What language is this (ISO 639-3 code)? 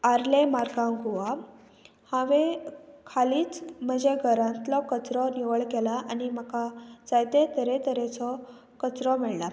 kok